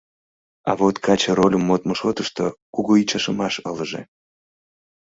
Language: Mari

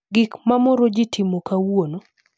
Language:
Luo (Kenya and Tanzania)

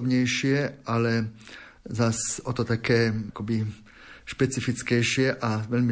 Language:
Slovak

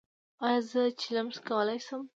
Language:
Pashto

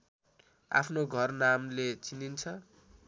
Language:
Nepali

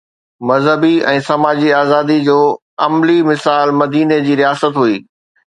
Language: Sindhi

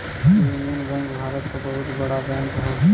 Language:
Bhojpuri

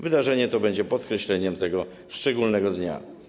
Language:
Polish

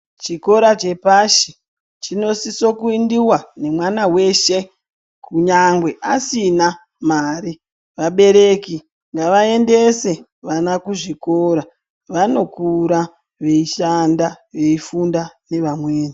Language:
Ndau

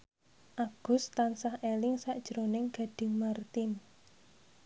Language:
Javanese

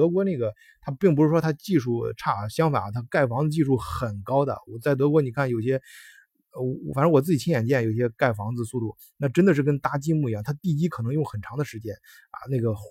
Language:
Chinese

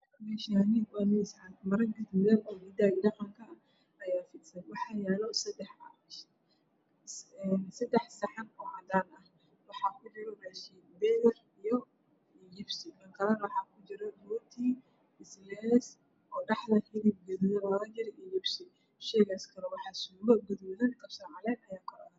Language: Somali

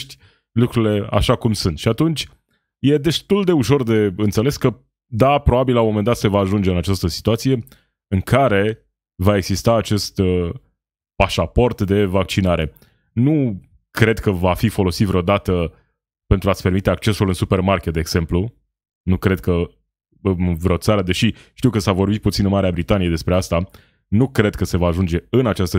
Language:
Romanian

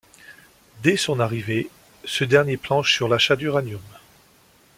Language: French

